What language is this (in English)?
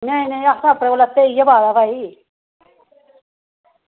Dogri